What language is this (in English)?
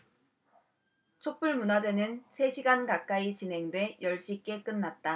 Korean